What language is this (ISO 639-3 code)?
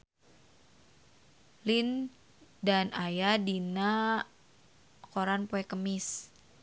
sun